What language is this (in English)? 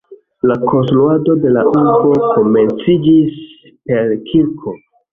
Esperanto